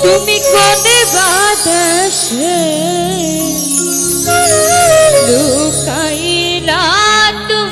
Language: Hindi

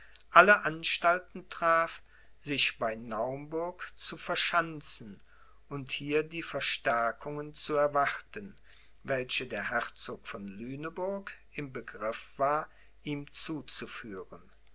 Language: German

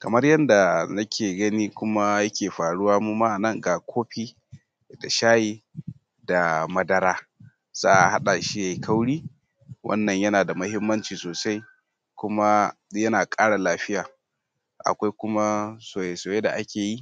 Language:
Hausa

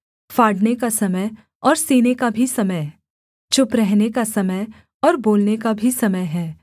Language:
Hindi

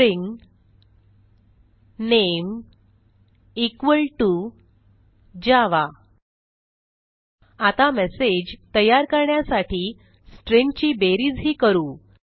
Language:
Marathi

